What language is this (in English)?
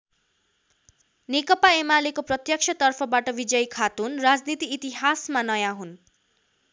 Nepali